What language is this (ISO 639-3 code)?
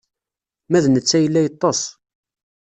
kab